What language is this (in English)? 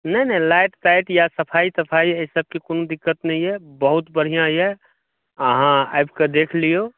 Maithili